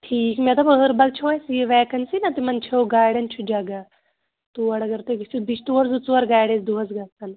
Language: Kashmiri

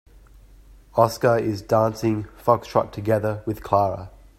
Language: English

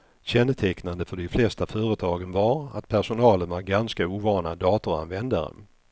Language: Swedish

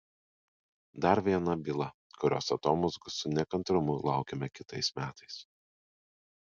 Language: Lithuanian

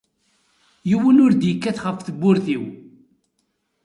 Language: Kabyle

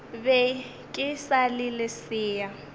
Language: Northern Sotho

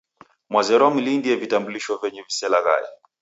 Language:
Taita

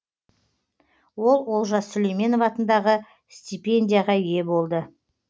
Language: Kazakh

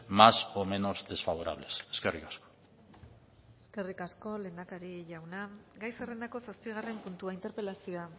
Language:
Basque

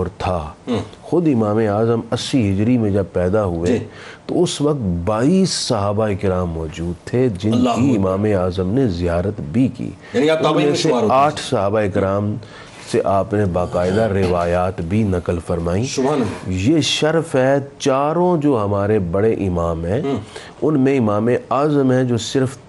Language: Urdu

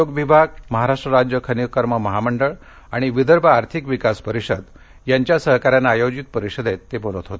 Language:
Marathi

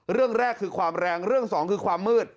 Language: Thai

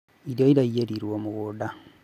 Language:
Kikuyu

